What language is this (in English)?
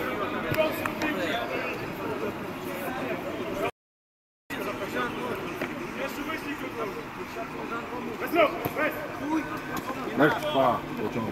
Polish